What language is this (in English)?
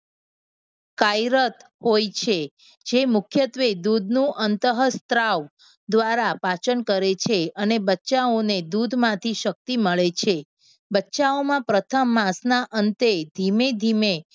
Gujarati